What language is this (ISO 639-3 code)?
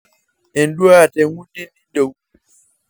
mas